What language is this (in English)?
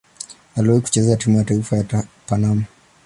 Swahili